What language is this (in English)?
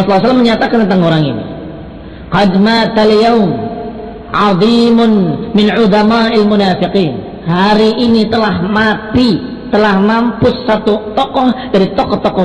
Indonesian